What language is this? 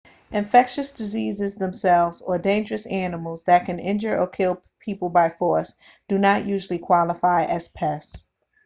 English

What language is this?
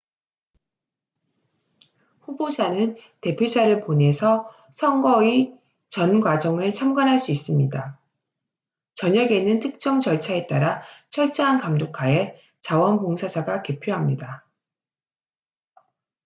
Korean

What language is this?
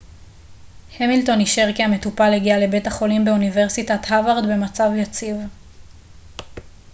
Hebrew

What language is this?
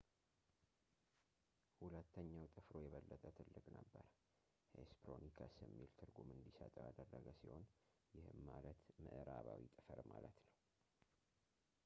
Amharic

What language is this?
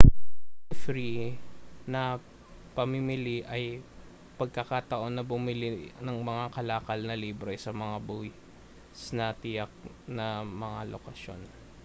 Filipino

